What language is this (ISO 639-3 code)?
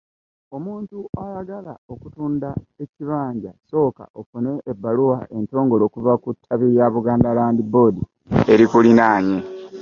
lug